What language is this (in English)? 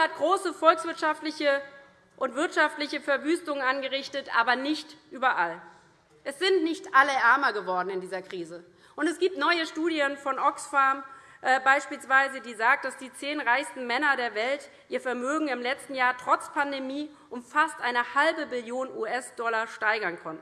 German